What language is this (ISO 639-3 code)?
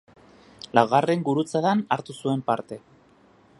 eus